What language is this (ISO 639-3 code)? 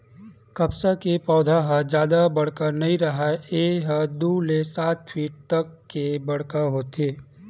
hne